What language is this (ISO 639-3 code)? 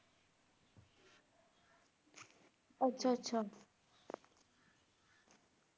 pan